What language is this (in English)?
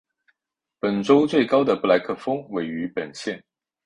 Chinese